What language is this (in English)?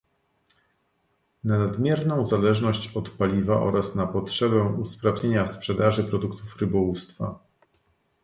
Polish